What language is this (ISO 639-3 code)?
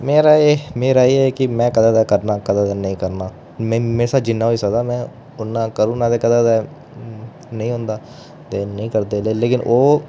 doi